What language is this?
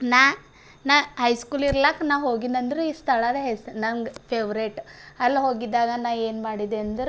Kannada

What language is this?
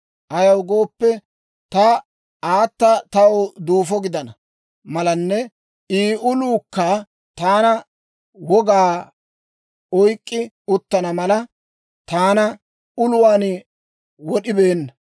Dawro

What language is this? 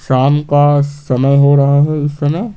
Hindi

